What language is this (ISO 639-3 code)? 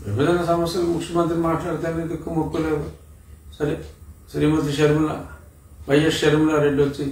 tel